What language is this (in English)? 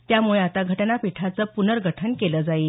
Marathi